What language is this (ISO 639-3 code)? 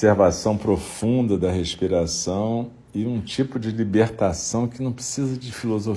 por